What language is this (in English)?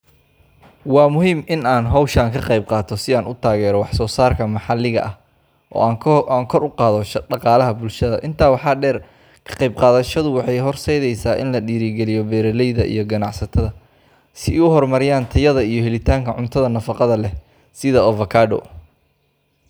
Somali